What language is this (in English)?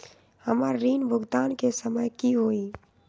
Magahi